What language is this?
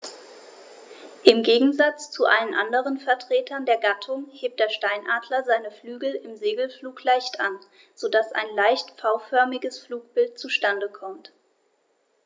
German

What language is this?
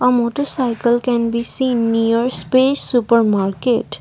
English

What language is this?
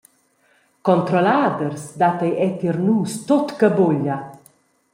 Romansh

